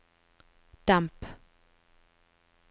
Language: Norwegian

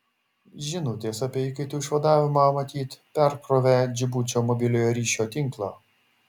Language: Lithuanian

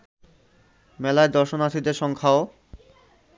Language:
Bangla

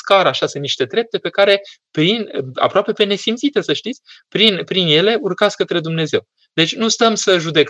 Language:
Romanian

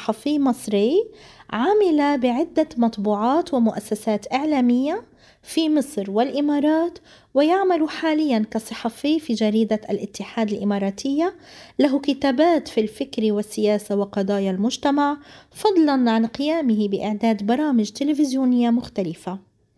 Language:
Arabic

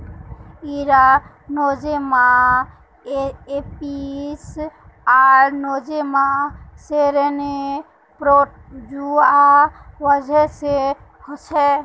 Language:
Magahi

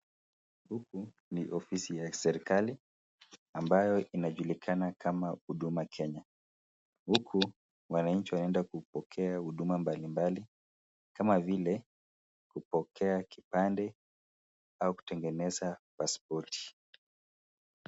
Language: Swahili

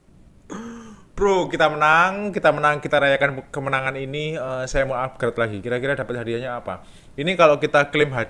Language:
Indonesian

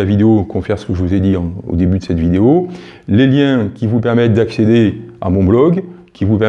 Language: French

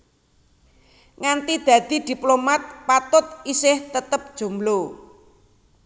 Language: Javanese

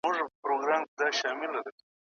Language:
Pashto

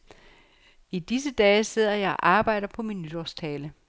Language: Danish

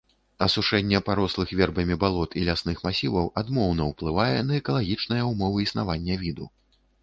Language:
Belarusian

